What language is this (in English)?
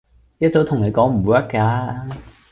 Cantonese